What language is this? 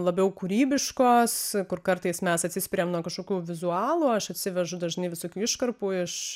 Lithuanian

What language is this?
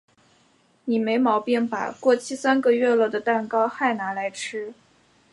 Chinese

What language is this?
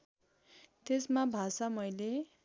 Nepali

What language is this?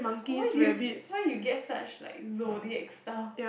English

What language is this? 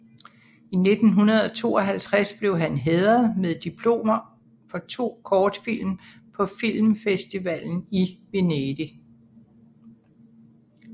Danish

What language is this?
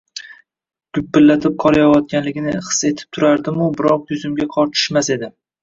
Uzbek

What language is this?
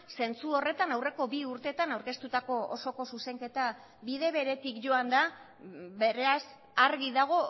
Basque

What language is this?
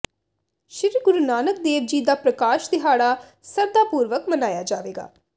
Punjabi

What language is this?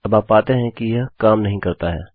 Hindi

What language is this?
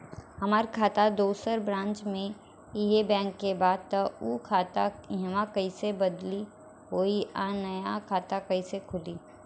Bhojpuri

